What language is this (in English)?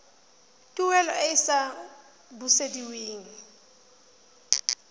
Tswana